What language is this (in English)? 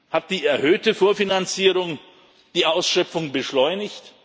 German